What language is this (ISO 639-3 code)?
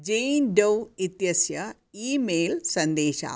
san